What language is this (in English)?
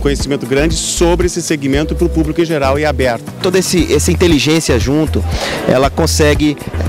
Portuguese